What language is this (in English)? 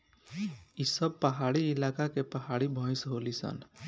Bhojpuri